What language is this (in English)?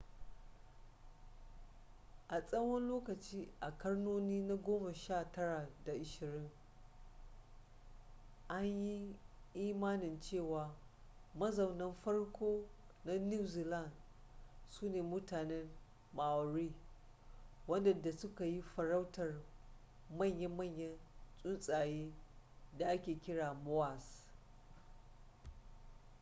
Hausa